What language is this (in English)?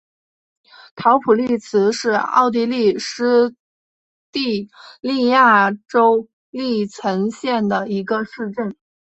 Chinese